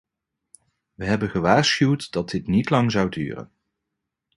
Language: Dutch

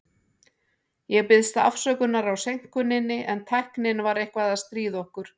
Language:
Icelandic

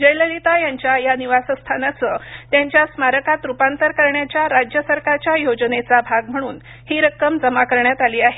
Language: Marathi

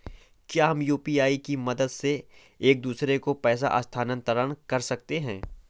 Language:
Hindi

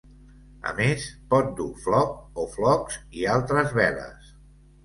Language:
Catalan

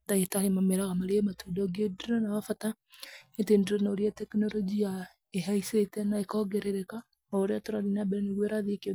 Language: Kikuyu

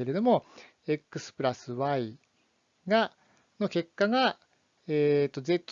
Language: Japanese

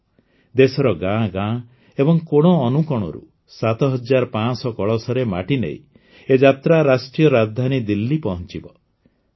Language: Odia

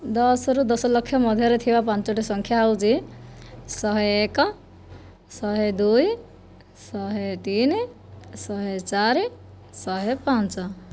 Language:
Odia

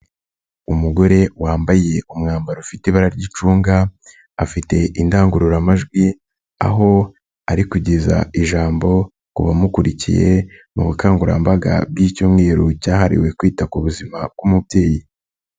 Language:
Kinyarwanda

